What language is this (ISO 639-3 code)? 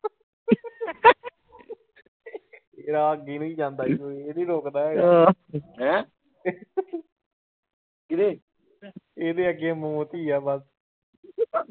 pan